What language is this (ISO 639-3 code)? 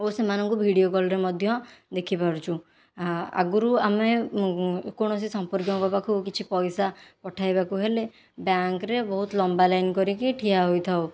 ori